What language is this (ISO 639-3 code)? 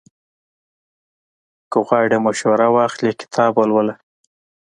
pus